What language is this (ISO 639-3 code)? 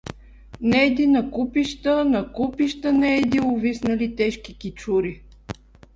bul